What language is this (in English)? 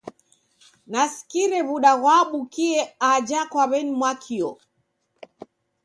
Taita